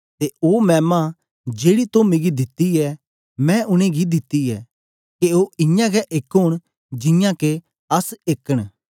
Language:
Dogri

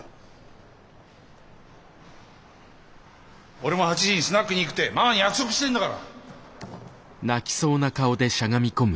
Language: Japanese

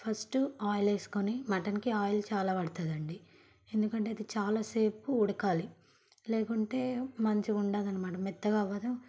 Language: Telugu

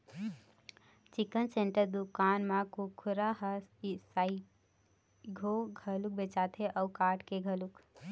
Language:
Chhattisgarhi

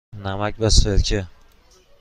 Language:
Persian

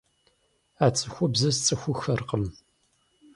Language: Kabardian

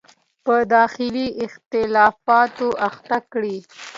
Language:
Pashto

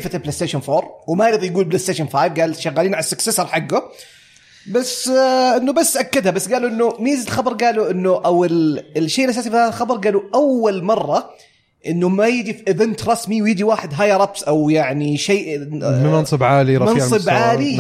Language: Arabic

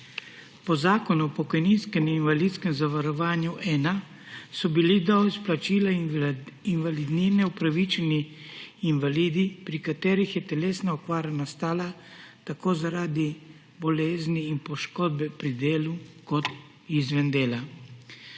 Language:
Slovenian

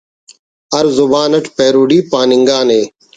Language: Brahui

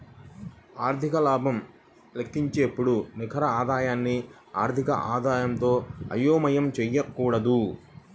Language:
Telugu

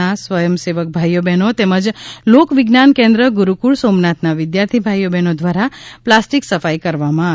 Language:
Gujarati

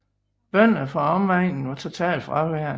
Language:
Danish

